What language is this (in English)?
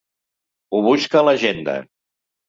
Catalan